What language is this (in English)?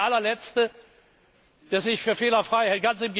German